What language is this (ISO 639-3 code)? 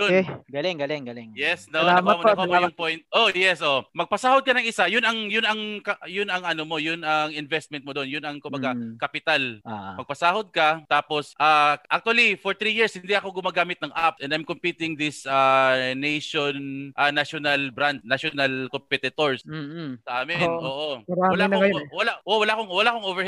fil